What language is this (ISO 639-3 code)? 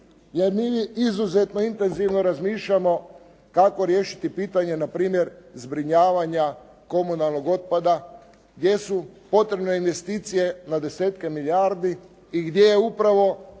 hrv